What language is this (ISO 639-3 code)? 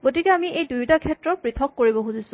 asm